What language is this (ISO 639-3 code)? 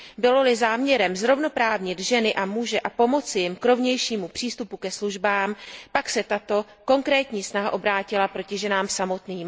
ces